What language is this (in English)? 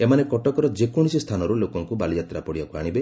Odia